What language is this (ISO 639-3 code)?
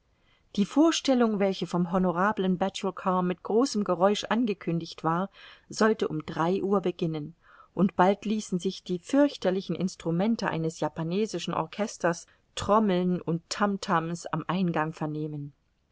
deu